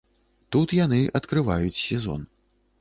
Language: Belarusian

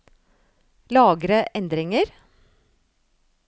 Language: Norwegian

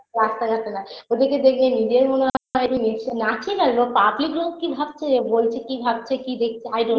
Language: Bangla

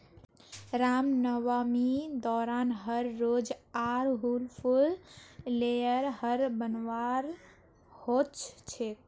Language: Magahi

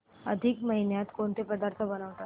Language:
Marathi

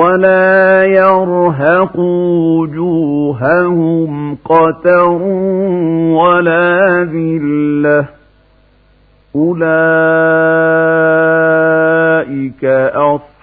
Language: Arabic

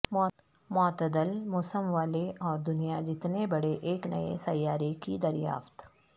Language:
Urdu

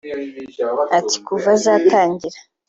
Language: Kinyarwanda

